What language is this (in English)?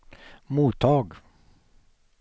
Swedish